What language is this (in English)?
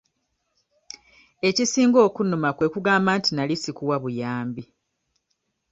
Ganda